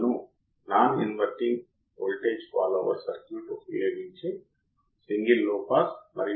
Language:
Telugu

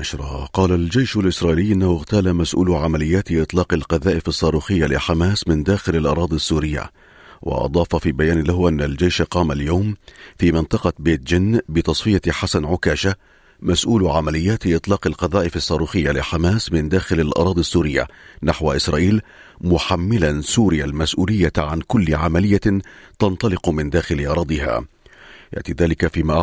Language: Arabic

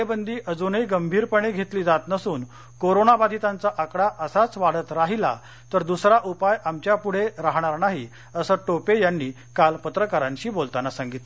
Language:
Marathi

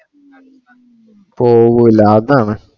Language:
Malayalam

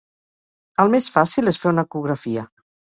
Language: Catalan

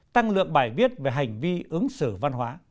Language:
Vietnamese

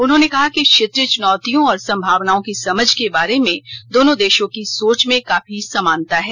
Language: Hindi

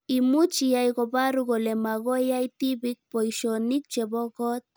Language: Kalenjin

